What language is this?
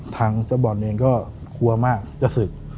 Thai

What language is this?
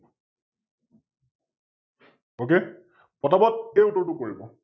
Assamese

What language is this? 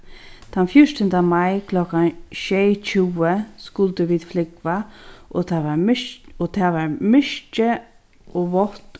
Faroese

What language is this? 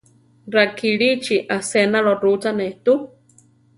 Central Tarahumara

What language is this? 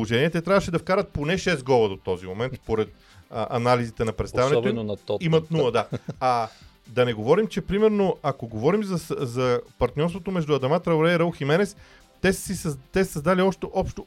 Bulgarian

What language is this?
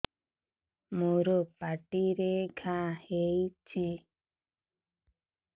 Odia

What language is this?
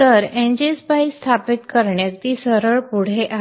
Marathi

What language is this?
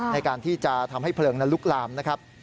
Thai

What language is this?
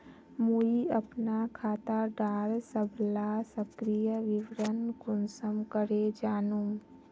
Magahi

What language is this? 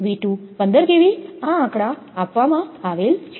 Gujarati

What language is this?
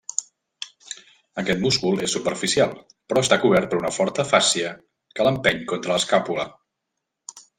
Catalan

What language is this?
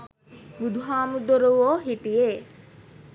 Sinhala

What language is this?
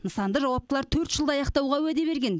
Kazakh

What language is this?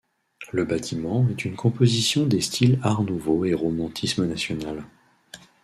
French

